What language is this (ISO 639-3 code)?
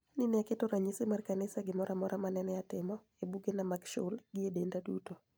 luo